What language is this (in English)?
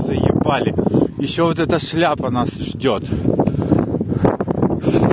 Russian